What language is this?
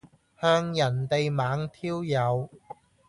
Cantonese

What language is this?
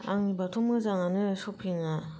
Bodo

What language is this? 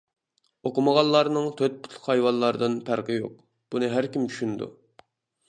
Uyghur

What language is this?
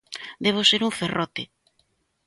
Galician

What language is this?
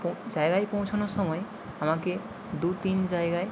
Bangla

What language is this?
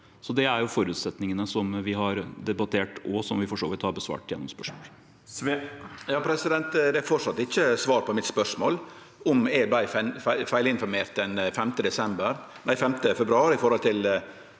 Norwegian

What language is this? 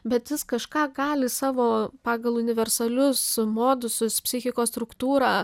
Lithuanian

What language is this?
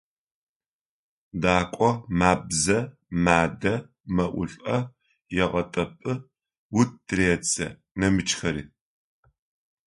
Adyghe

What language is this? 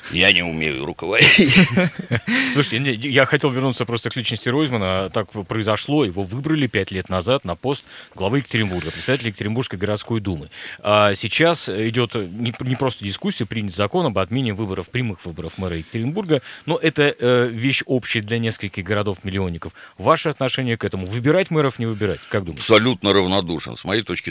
Russian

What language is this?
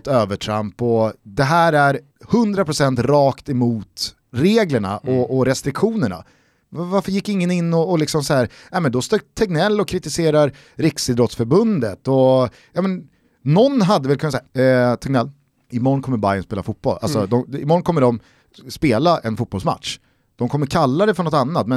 Swedish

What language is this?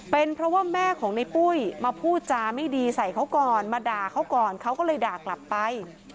Thai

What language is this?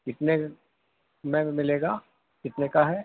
Urdu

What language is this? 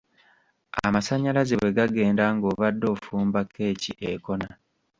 Ganda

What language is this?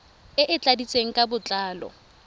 Tswana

